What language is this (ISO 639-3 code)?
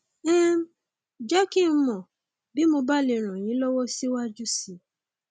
yor